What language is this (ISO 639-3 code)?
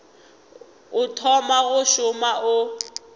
nso